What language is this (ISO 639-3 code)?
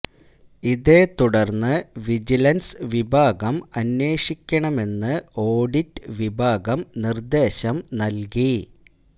mal